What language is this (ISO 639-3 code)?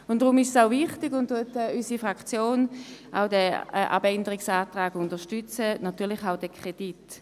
gsw